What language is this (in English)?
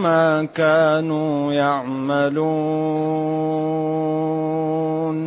Arabic